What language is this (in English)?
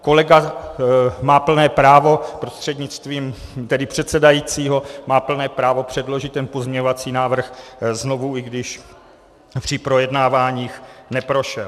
Czech